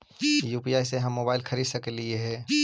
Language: Magahi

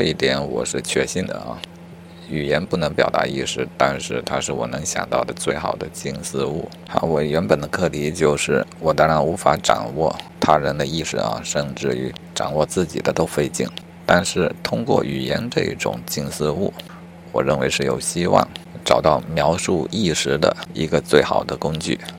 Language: Chinese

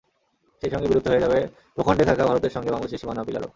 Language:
Bangla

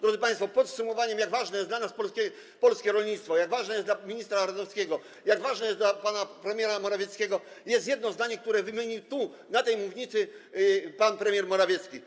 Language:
Polish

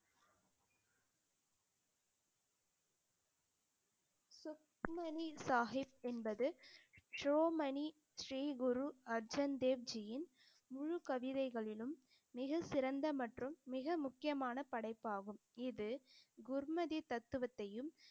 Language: Tamil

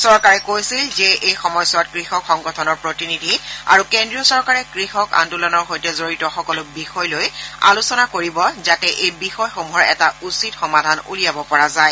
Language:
Assamese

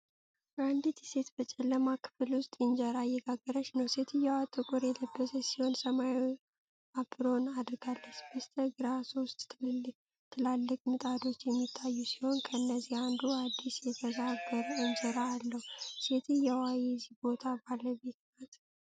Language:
Amharic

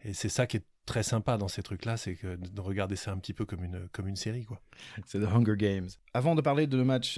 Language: French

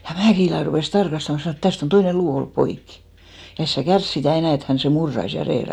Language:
Finnish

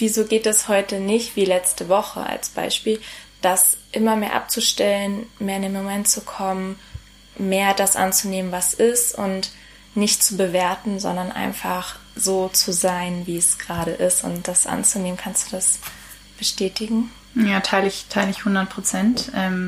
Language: German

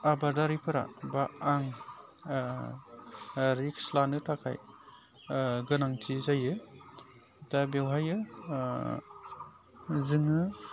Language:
Bodo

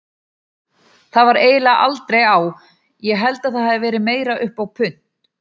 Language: Icelandic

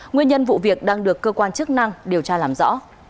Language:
Vietnamese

